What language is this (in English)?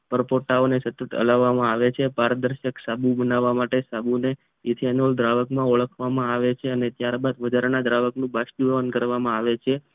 Gujarati